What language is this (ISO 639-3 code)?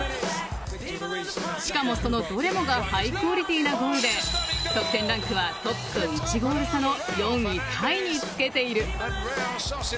jpn